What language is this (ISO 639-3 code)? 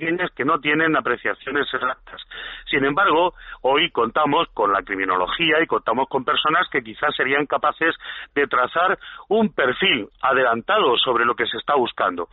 spa